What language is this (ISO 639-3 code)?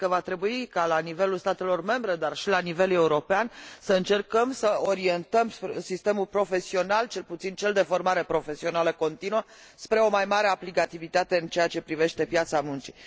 ron